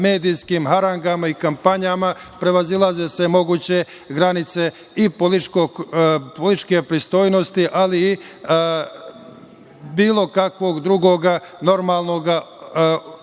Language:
Serbian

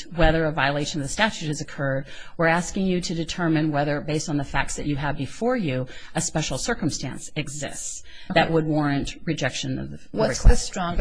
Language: English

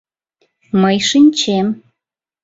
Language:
Mari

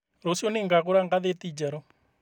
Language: Kikuyu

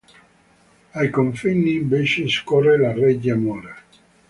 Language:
Italian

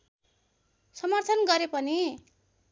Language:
Nepali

